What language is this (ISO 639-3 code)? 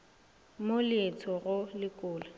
nso